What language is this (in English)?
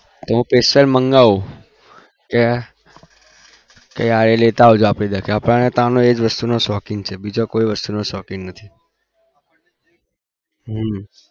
Gujarati